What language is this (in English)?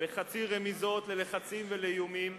Hebrew